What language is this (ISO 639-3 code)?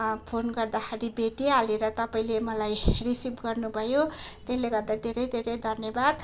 nep